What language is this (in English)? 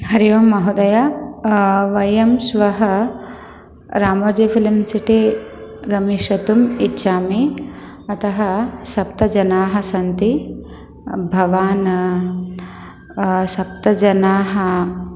Sanskrit